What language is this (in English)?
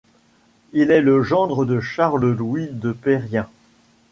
French